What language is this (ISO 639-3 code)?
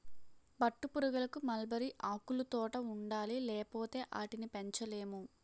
tel